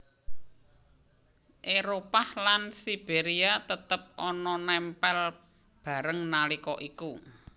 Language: Javanese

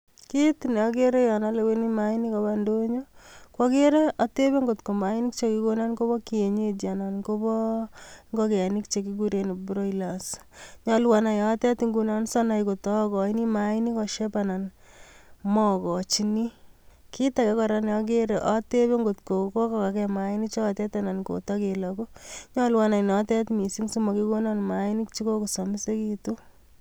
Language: Kalenjin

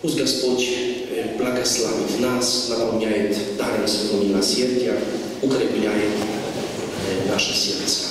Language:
Russian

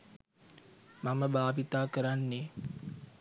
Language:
Sinhala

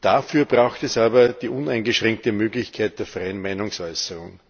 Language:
German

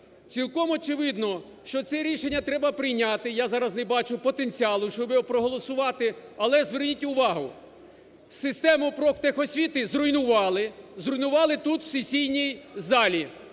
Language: Ukrainian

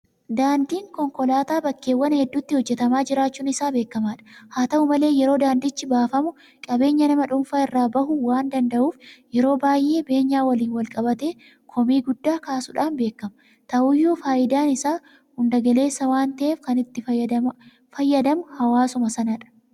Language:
Oromo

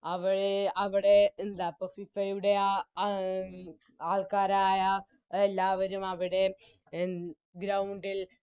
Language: Malayalam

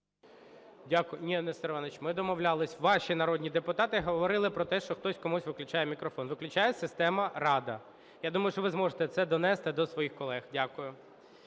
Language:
Ukrainian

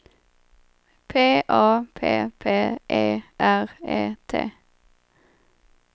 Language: Swedish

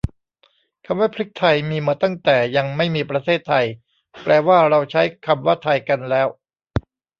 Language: Thai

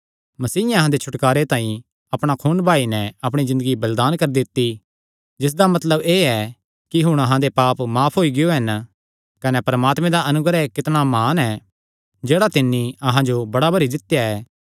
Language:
Kangri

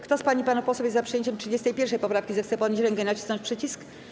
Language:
Polish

